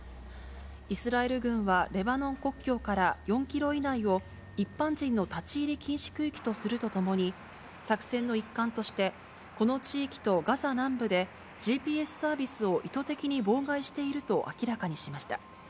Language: Japanese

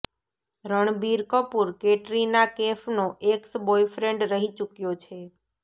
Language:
Gujarati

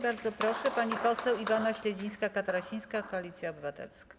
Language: Polish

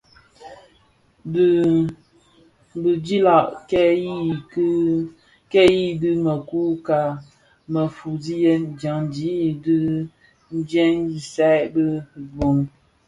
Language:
Bafia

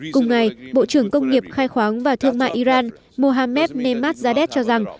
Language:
Vietnamese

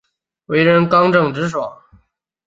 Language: Chinese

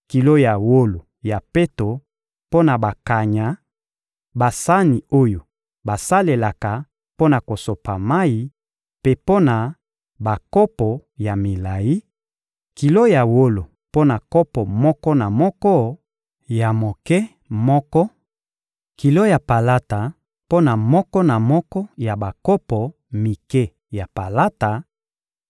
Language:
Lingala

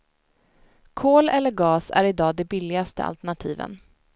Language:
Swedish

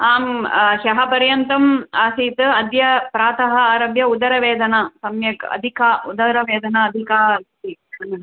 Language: Sanskrit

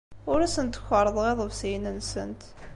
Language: Kabyle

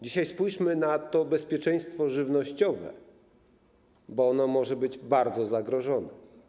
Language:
Polish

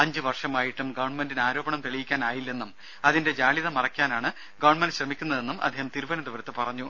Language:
Malayalam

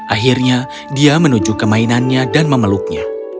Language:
Indonesian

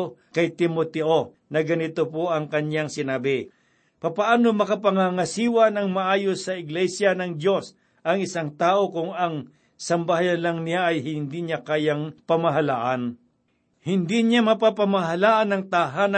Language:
Filipino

